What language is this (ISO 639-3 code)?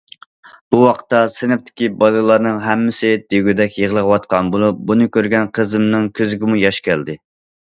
uig